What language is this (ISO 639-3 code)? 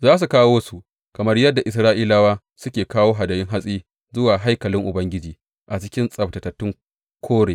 hau